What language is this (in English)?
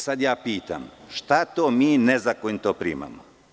Serbian